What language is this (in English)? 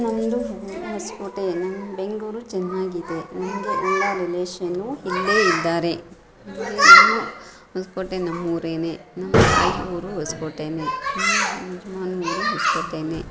Kannada